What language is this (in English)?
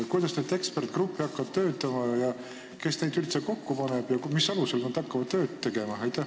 Estonian